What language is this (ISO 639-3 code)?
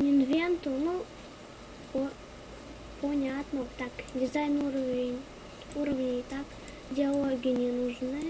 rus